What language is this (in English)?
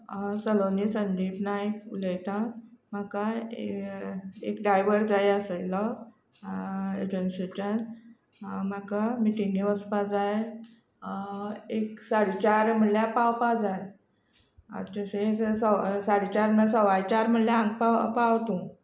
Konkani